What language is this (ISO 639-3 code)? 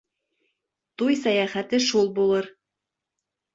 bak